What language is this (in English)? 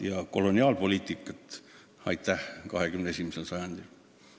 Estonian